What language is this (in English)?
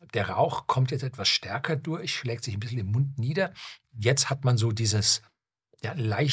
German